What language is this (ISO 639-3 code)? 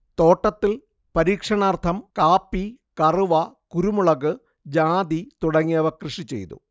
mal